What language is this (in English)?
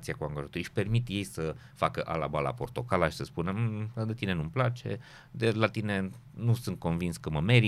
Romanian